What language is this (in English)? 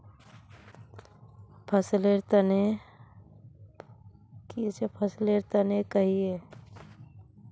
Magahi